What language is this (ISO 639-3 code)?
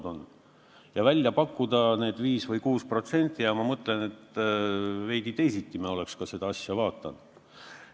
est